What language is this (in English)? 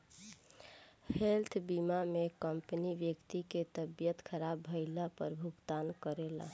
Bhojpuri